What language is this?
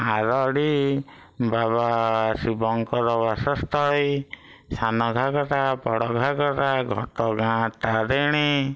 Odia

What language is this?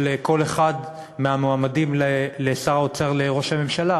Hebrew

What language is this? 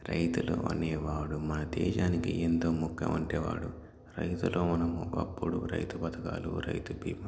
Telugu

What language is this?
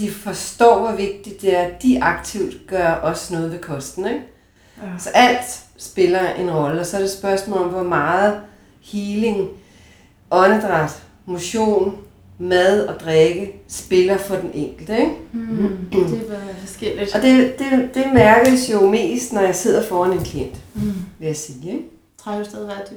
Danish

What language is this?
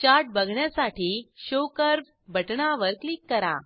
Marathi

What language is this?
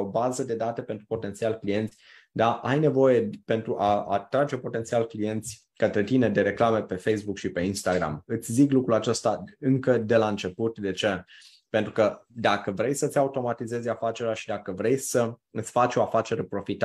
Romanian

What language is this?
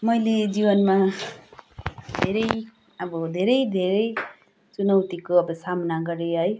Nepali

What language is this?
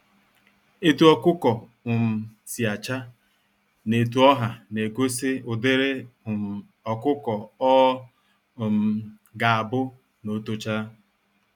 Igbo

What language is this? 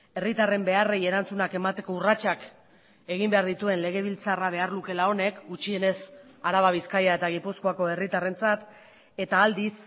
Basque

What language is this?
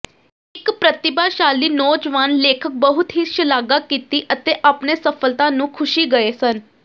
Punjabi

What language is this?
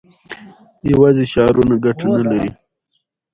Pashto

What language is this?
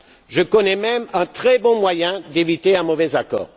French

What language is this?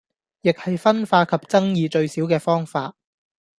Cantonese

